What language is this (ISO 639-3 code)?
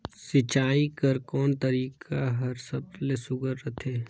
hne